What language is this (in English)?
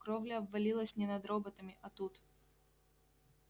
Russian